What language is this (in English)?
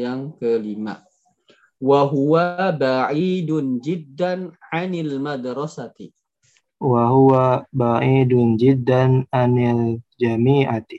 Indonesian